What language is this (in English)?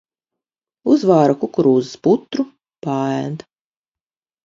Latvian